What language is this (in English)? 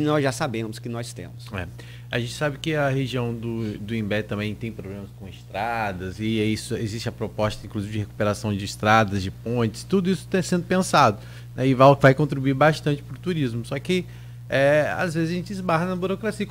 Portuguese